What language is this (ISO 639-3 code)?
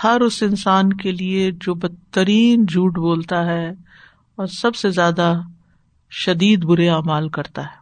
urd